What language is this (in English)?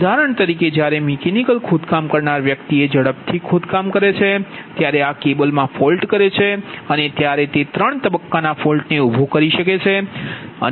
Gujarati